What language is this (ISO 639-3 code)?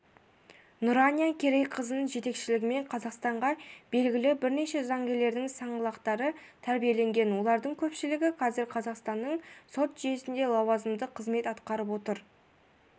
kaz